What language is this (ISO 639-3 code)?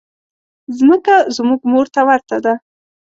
pus